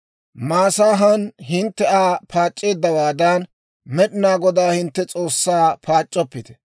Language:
Dawro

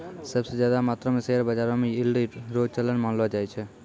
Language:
Maithili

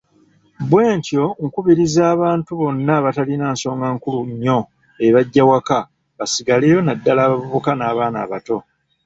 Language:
Ganda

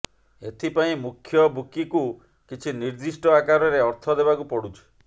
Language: Odia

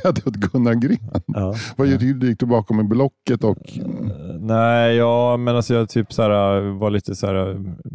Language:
Swedish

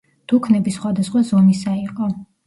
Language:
Georgian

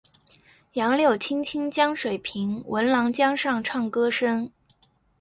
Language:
Chinese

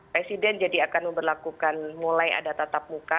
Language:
Indonesian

